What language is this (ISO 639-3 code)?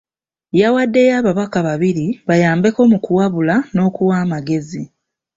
lug